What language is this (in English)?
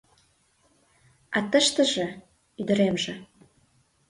Mari